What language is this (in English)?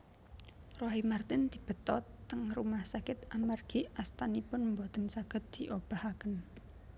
Javanese